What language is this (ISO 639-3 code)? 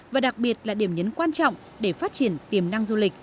vie